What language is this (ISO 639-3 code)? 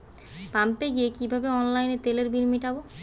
ben